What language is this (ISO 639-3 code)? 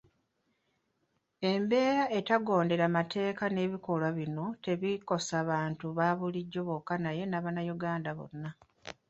lug